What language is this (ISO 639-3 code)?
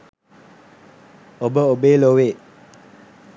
sin